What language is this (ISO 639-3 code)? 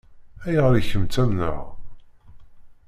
kab